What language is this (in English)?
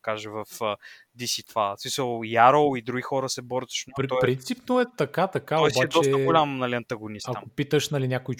Bulgarian